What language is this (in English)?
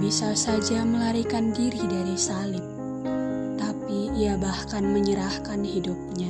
Indonesian